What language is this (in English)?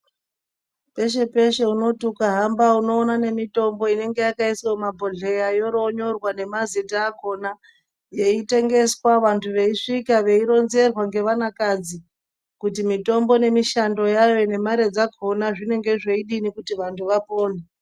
Ndau